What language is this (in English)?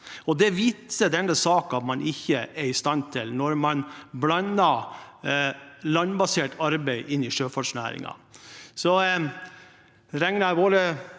Norwegian